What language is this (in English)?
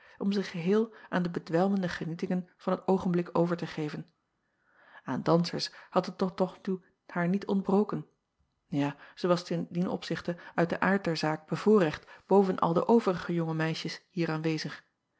Dutch